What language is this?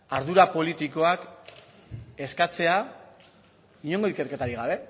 Basque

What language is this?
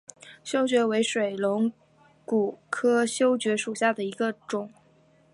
Chinese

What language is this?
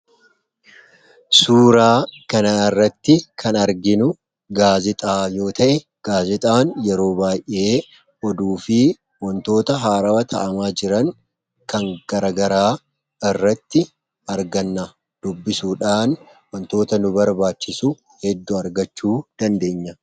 Oromo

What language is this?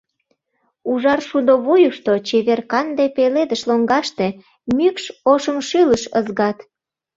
Mari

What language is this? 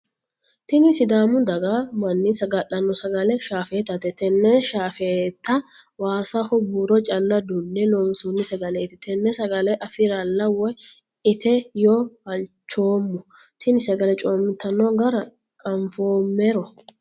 Sidamo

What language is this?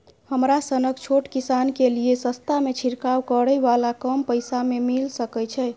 Maithili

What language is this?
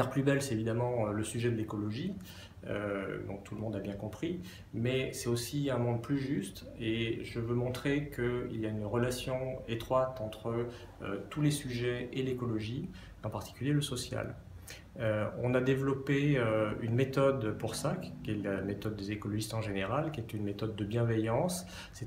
French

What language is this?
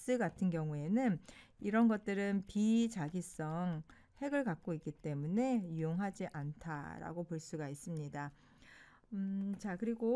Korean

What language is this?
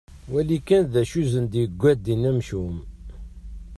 Kabyle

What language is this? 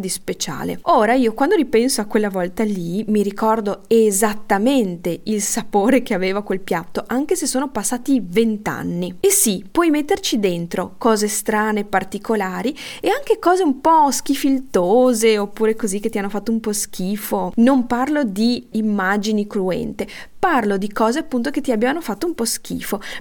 Italian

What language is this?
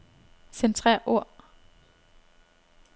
Danish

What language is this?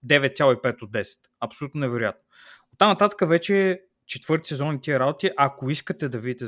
Bulgarian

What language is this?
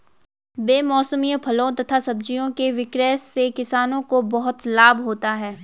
Hindi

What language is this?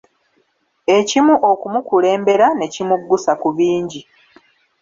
Ganda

